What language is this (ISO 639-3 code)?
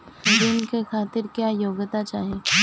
bho